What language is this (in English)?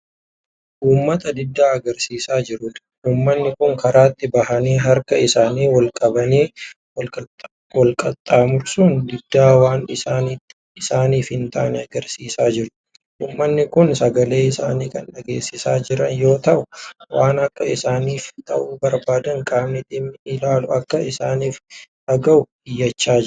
Oromo